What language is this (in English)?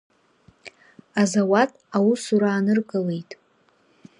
Abkhazian